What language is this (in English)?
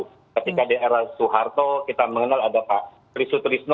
Indonesian